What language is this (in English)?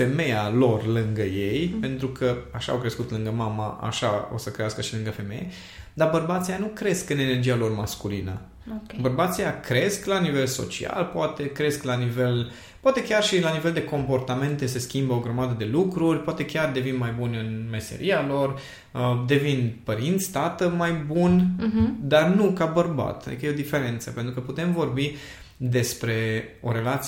Romanian